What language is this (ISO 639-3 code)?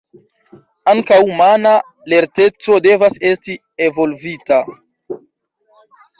epo